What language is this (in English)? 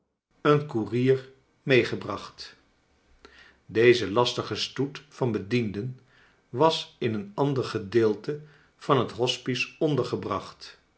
Dutch